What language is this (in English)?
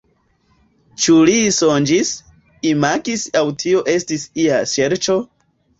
Esperanto